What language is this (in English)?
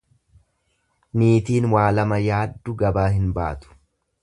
Oromo